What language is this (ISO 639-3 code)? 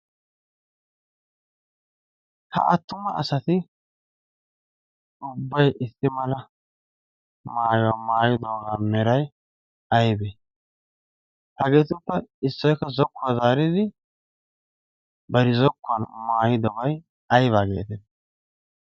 wal